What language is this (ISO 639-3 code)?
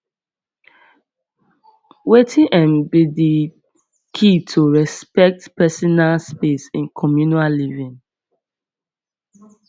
pcm